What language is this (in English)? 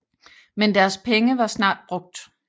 Danish